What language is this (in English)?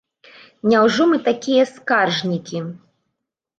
Belarusian